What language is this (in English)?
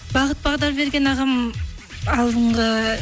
Kazakh